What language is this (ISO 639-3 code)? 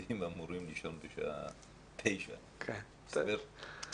heb